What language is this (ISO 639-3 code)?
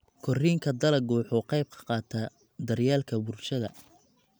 som